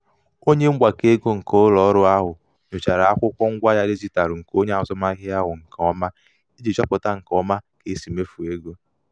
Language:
Igbo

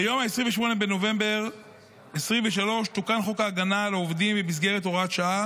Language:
Hebrew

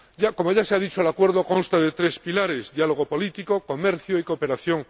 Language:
Spanish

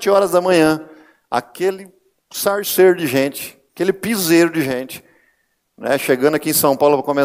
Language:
Portuguese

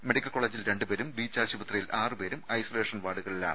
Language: Malayalam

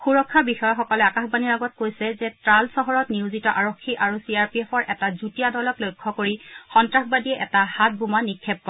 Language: Assamese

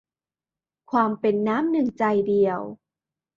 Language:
Thai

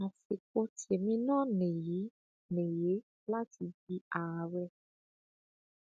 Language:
Yoruba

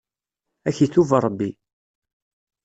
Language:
Kabyle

